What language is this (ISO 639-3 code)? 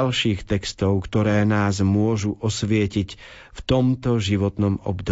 slk